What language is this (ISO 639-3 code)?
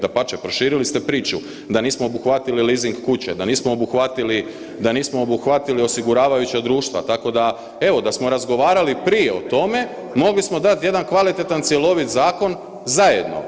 hrv